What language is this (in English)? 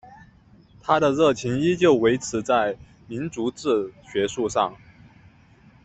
Chinese